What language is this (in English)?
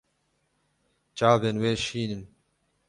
Kurdish